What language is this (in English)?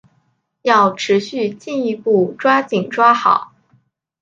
Chinese